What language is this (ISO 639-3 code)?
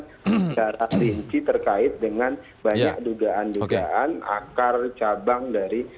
ind